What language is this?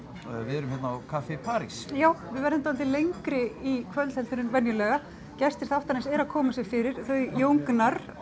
Icelandic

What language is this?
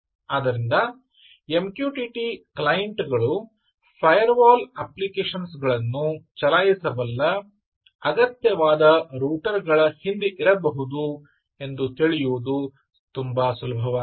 Kannada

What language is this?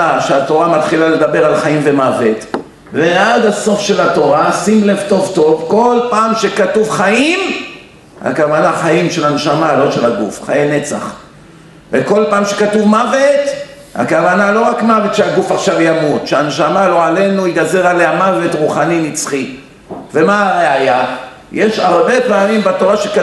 Hebrew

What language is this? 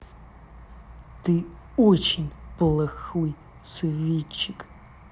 Russian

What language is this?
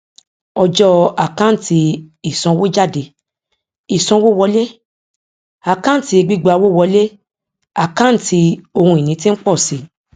Yoruba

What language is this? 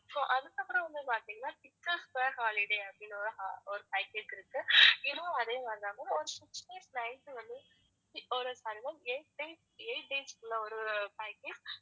Tamil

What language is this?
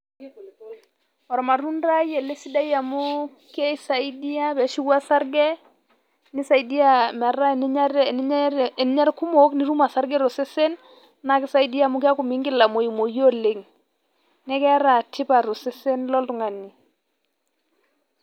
Masai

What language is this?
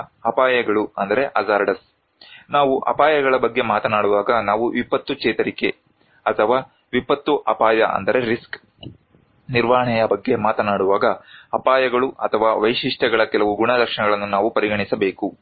Kannada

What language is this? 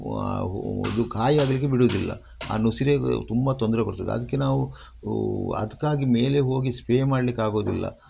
Kannada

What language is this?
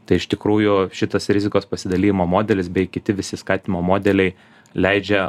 Lithuanian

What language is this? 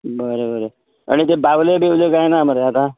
Konkani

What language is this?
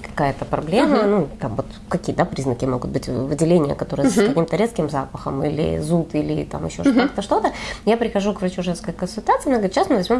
Russian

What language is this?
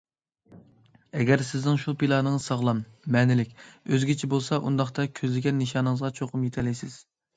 Uyghur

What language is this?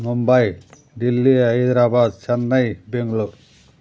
Telugu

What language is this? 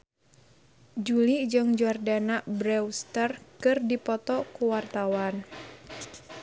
Sundanese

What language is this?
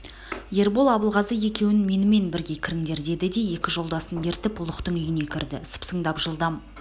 Kazakh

